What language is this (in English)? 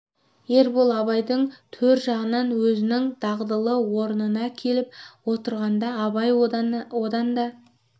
Kazakh